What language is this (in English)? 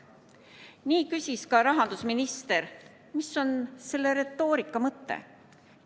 Estonian